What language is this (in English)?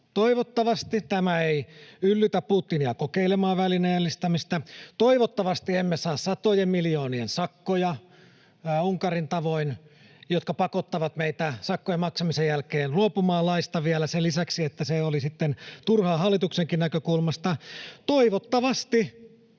Finnish